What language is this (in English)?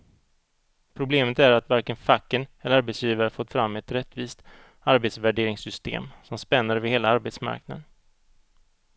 Swedish